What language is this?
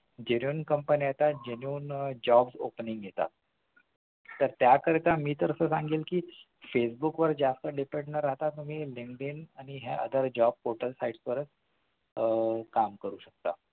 Marathi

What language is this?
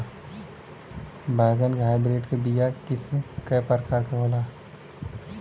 Bhojpuri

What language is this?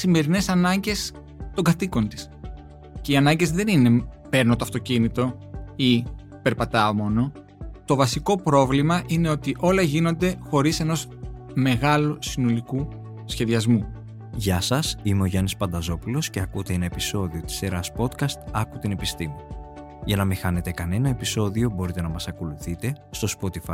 Greek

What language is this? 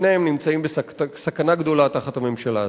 Hebrew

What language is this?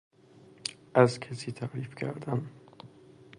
Persian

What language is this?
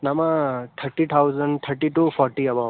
Sanskrit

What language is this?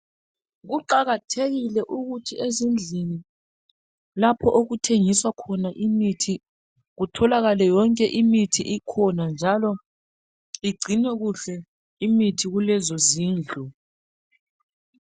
North Ndebele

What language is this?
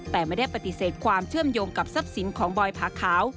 Thai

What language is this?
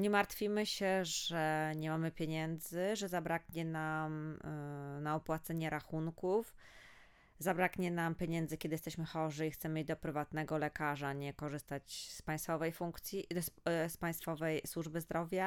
Polish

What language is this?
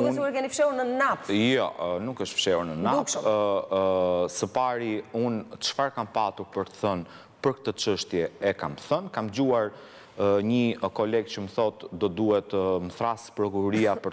Romanian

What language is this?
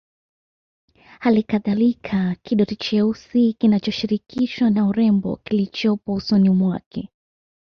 Swahili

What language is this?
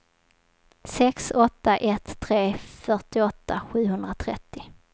Swedish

